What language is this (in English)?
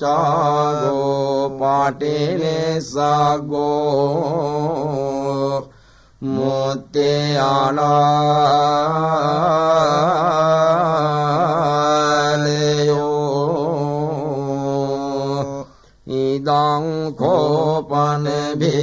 Arabic